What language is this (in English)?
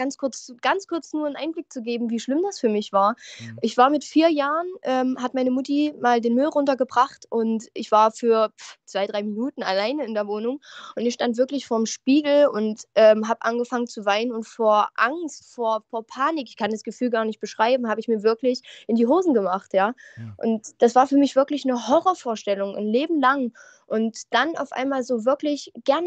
German